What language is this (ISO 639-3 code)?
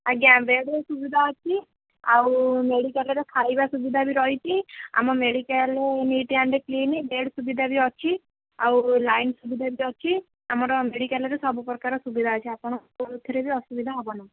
ori